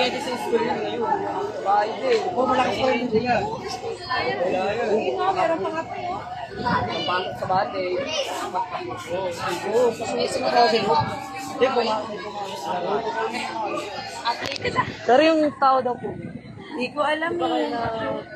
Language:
Arabic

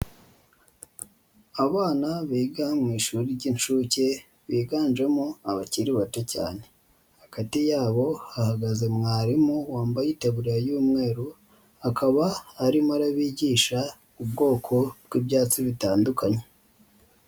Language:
Kinyarwanda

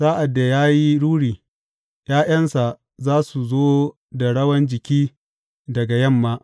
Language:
Hausa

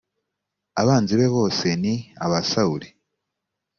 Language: Kinyarwanda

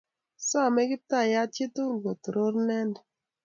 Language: Kalenjin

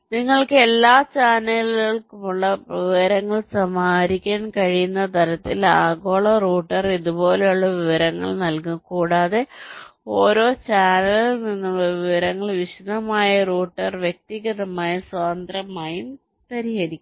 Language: Malayalam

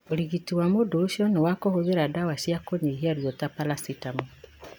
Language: Kikuyu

